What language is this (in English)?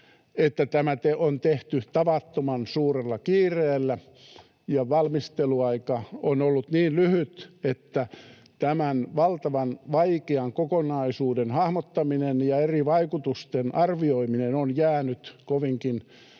Finnish